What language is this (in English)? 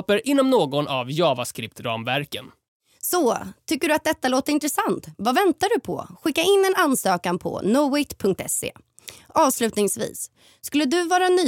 Swedish